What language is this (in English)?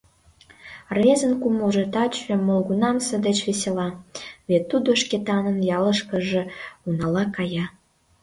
Mari